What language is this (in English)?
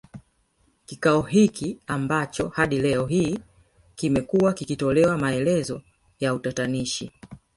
Swahili